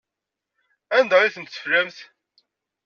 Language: Kabyle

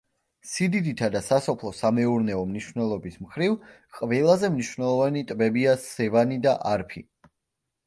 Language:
Georgian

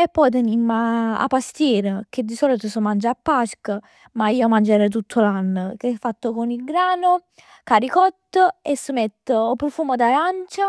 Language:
Neapolitan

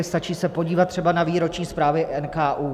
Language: Czech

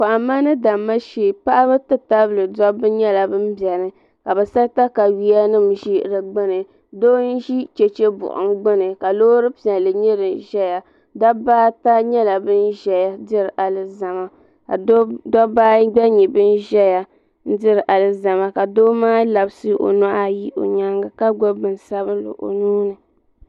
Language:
Dagbani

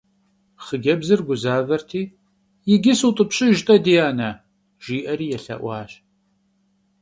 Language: Kabardian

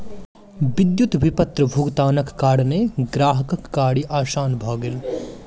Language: Maithili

